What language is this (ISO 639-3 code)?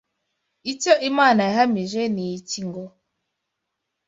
kin